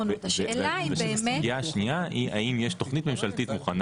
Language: Hebrew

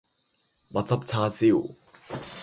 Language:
Cantonese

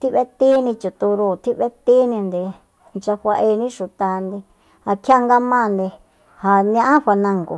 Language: Soyaltepec Mazatec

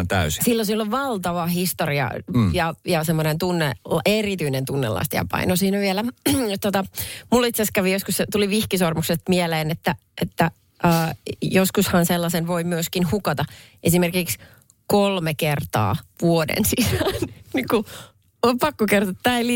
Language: Finnish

